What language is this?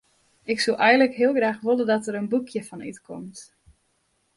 Western Frisian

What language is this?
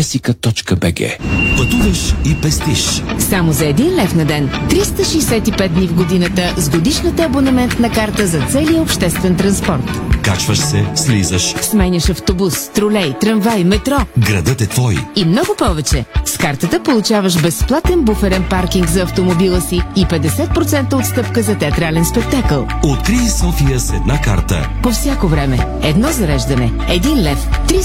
Bulgarian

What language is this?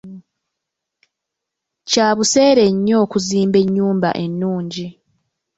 Ganda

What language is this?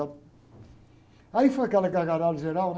Portuguese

